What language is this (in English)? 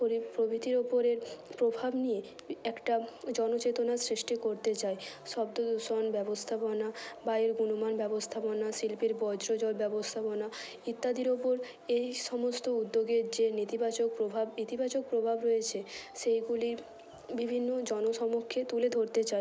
Bangla